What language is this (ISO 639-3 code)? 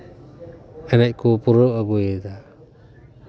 sat